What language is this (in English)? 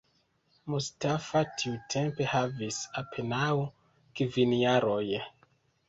Esperanto